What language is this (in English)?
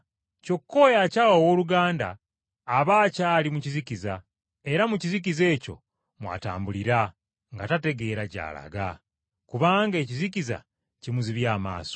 Ganda